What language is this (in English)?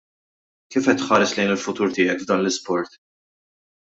Maltese